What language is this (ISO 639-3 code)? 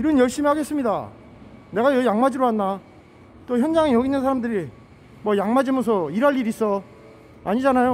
kor